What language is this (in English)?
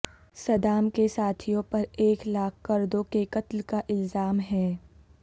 Urdu